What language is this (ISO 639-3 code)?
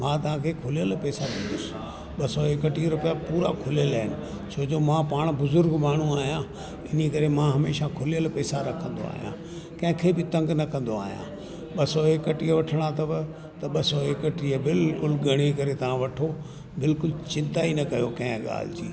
snd